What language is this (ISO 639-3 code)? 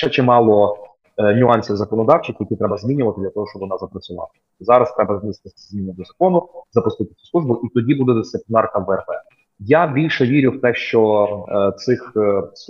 ukr